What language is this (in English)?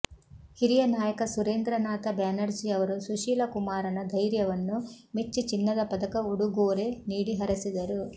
Kannada